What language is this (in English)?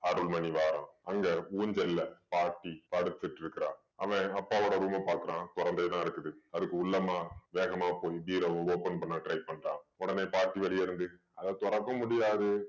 Tamil